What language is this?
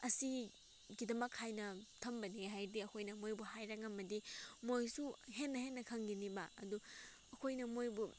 Manipuri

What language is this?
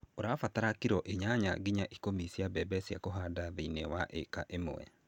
Kikuyu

